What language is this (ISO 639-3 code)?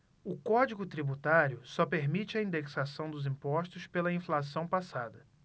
por